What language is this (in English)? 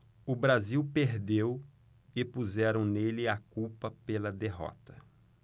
Portuguese